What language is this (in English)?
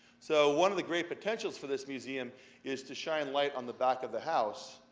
English